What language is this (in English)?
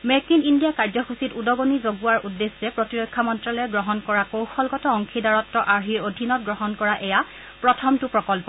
Assamese